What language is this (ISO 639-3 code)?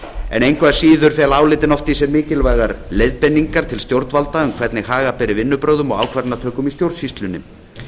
isl